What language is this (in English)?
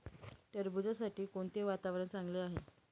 Marathi